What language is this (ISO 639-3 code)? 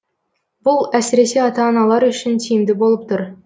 kaz